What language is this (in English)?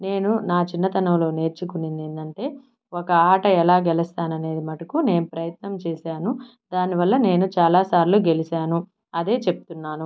Telugu